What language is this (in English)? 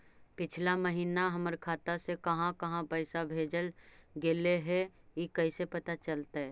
Magahi